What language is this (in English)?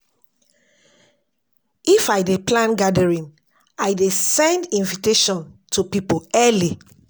Nigerian Pidgin